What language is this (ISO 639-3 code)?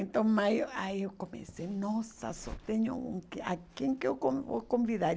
por